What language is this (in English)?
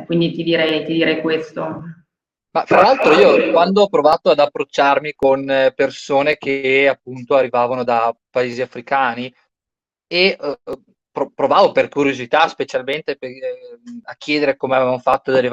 Italian